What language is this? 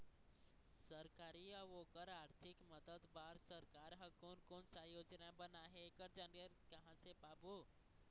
Chhattisgarhi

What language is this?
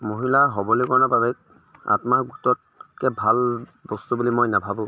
Assamese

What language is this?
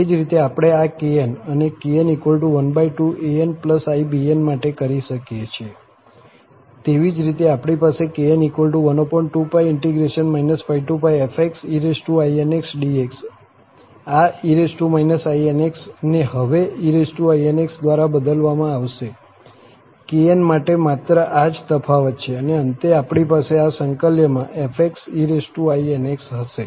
Gujarati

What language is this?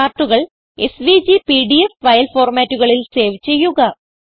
Malayalam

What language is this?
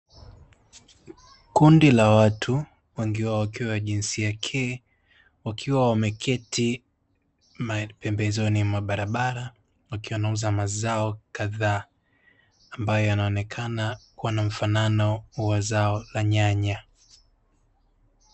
Swahili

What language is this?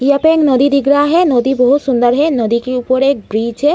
Hindi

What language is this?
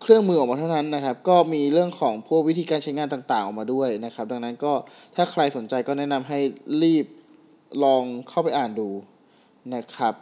Thai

